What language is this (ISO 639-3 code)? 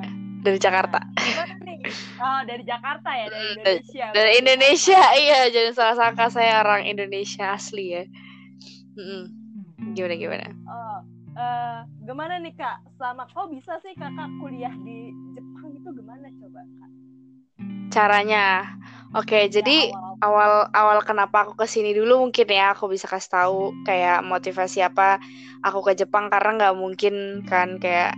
ind